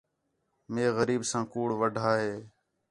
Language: Khetrani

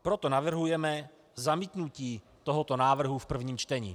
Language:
Czech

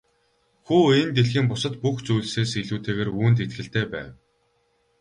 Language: Mongolian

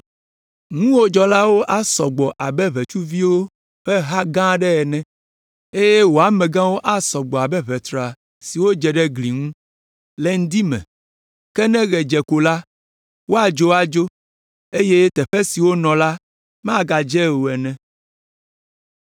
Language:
Ewe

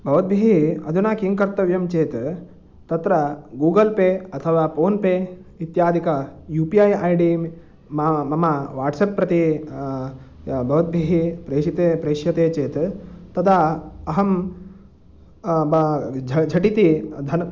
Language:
Sanskrit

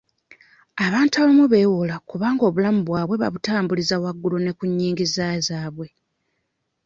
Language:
Ganda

